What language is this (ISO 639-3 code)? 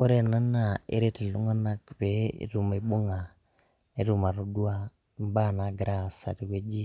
mas